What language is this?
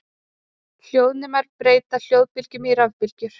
Icelandic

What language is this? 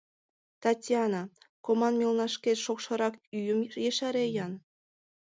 Mari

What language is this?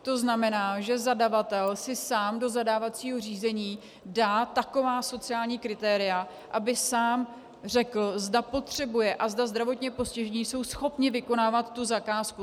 Czech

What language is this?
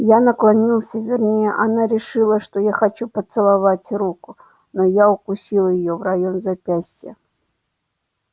Russian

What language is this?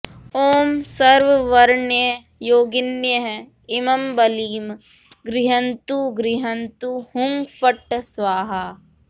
Sanskrit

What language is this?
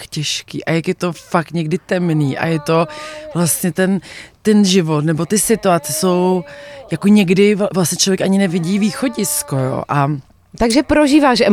Czech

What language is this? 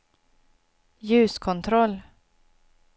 Swedish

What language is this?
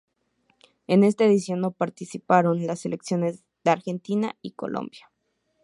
Spanish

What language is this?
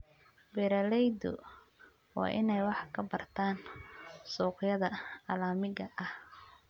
Somali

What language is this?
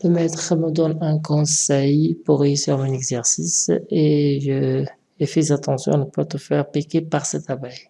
French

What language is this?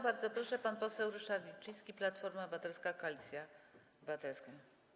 Polish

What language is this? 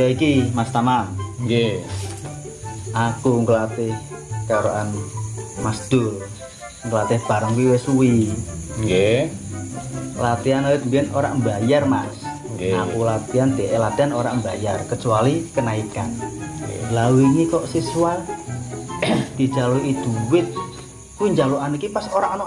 Indonesian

